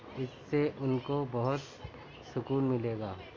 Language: Urdu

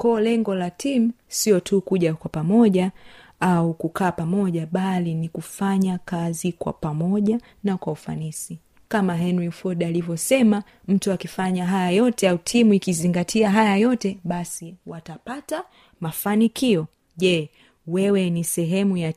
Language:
Swahili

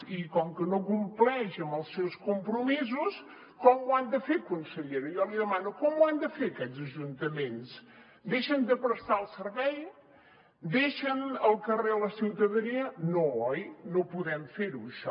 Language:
Catalan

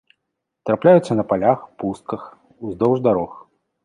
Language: Belarusian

